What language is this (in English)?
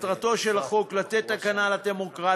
Hebrew